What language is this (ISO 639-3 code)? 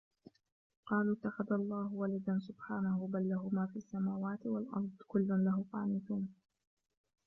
ara